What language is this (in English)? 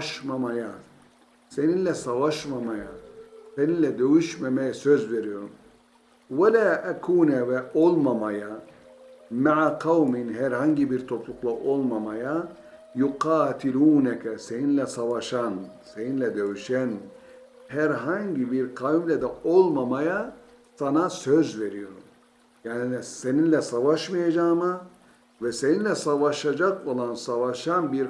Turkish